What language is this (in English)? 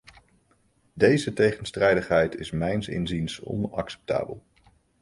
Dutch